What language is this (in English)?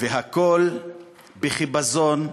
Hebrew